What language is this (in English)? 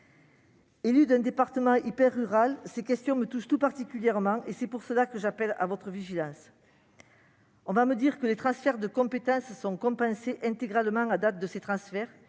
French